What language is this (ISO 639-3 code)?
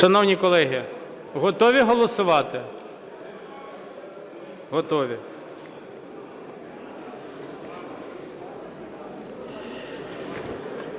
ukr